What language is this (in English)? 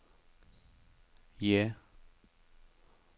Norwegian